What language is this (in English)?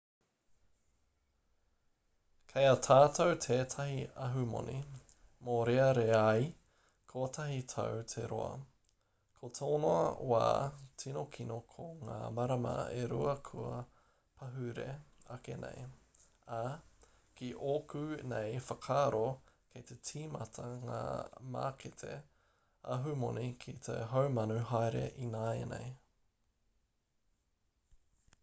Māori